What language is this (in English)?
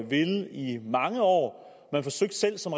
Danish